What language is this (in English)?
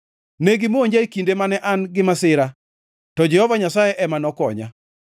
Luo (Kenya and Tanzania)